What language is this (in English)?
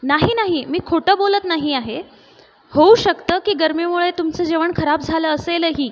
Marathi